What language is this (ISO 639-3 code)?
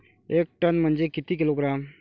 mar